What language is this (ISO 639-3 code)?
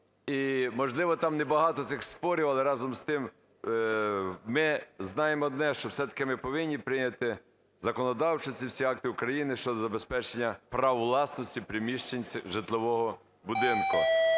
ukr